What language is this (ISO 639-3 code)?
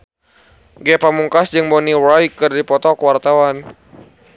sun